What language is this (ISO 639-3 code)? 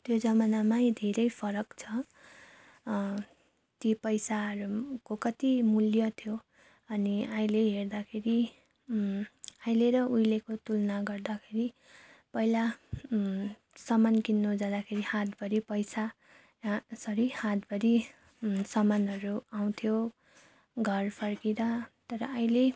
nep